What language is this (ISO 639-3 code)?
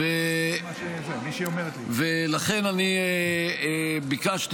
heb